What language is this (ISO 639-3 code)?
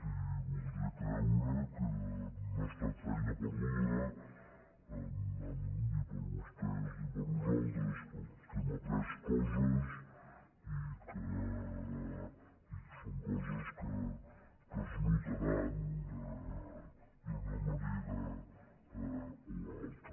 cat